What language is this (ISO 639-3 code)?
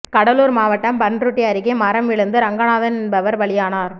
tam